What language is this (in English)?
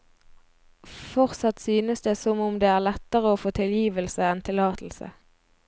Norwegian